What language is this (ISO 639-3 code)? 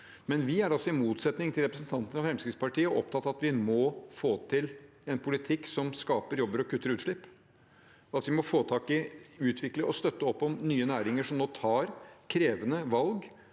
nor